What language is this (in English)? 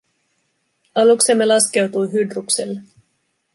Finnish